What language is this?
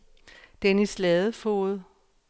Danish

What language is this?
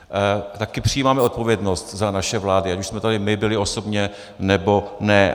Czech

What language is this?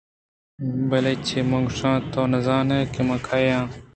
Eastern Balochi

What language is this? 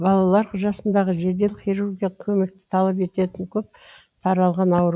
Kazakh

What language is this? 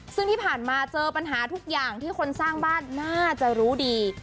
Thai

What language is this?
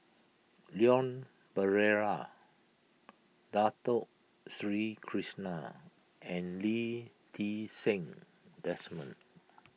English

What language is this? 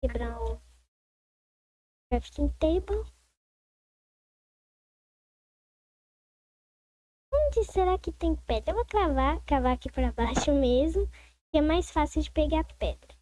Portuguese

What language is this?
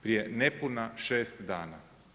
Croatian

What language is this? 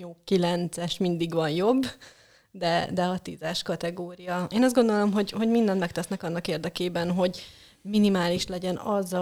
Hungarian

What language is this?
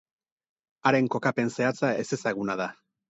Basque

